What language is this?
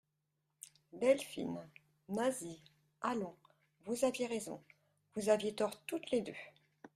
French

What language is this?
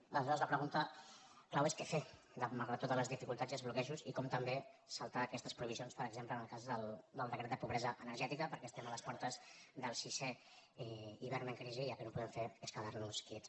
Catalan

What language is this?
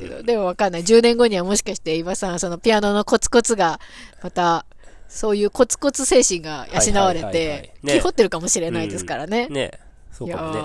Japanese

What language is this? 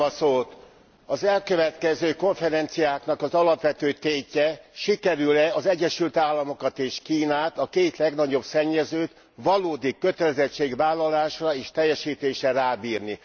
Hungarian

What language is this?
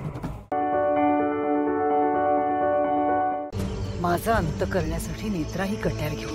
Marathi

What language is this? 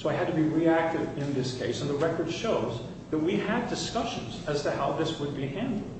English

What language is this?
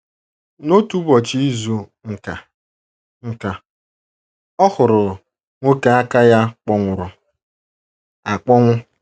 Igbo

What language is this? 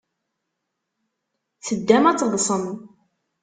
Kabyle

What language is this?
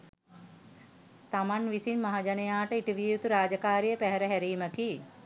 Sinhala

